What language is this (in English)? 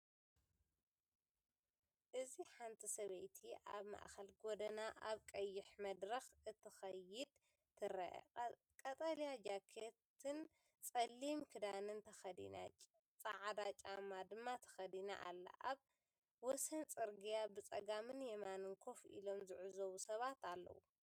Tigrinya